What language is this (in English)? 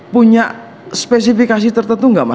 Indonesian